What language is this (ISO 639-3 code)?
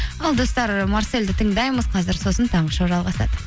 kaz